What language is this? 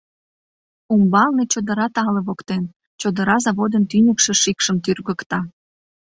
Mari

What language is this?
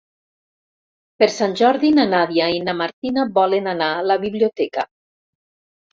Catalan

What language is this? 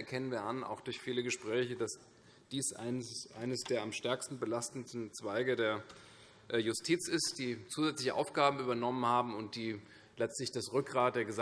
German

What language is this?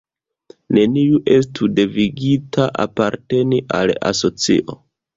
Esperanto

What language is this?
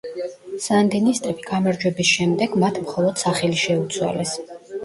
Georgian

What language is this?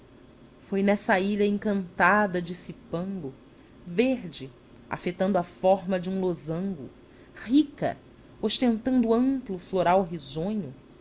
Portuguese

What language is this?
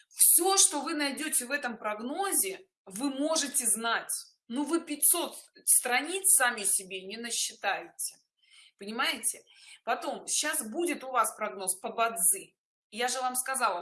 Russian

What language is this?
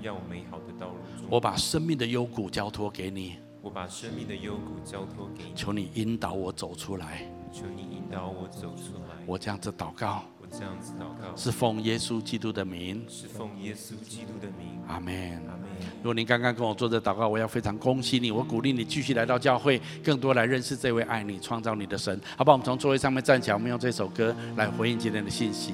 Chinese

